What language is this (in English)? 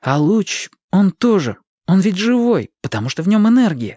Russian